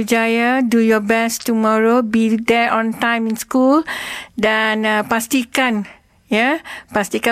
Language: Malay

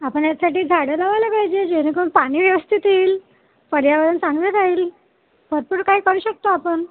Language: Marathi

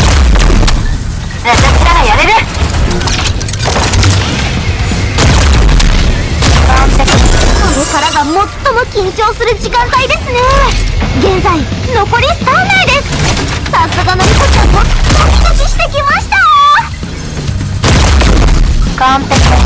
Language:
Japanese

